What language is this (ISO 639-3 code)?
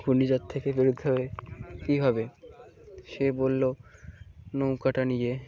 ben